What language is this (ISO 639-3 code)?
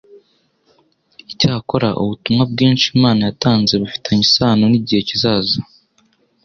kin